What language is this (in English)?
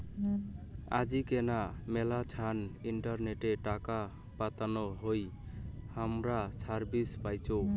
Bangla